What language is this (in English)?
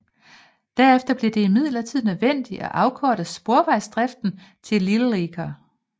Danish